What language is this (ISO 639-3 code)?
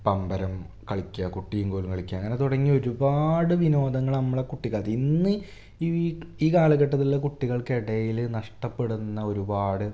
mal